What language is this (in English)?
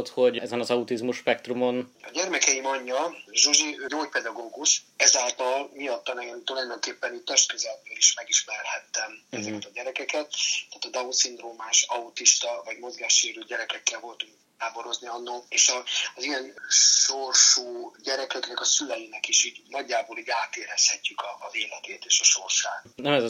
Hungarian